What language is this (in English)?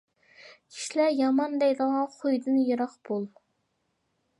Uyghur